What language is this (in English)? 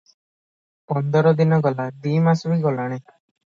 Odia